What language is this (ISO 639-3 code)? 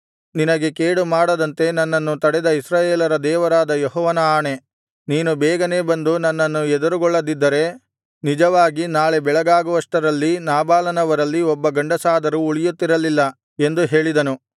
kan